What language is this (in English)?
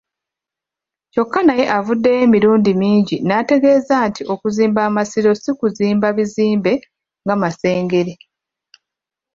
Ganda